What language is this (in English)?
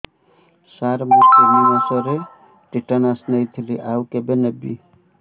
Odia